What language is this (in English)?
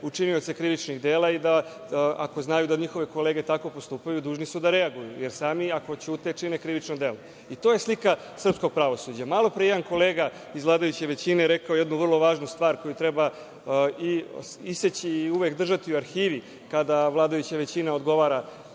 Serbian